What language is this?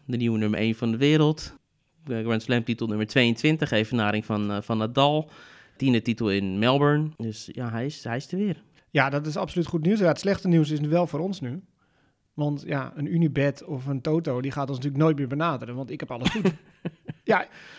Dutch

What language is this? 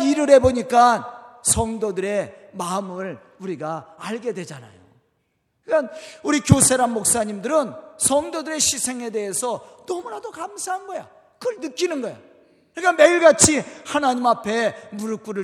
Korean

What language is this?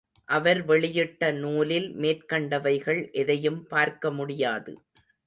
Tamil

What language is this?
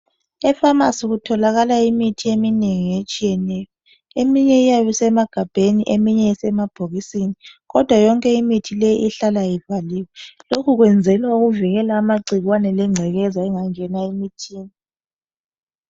North Ndebele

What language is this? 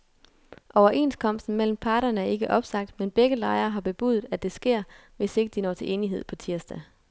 Danish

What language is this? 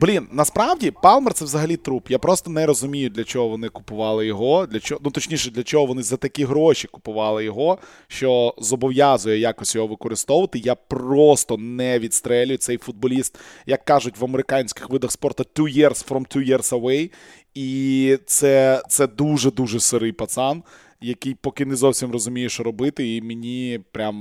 Ukrainian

